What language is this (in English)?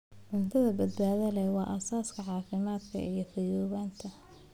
Somali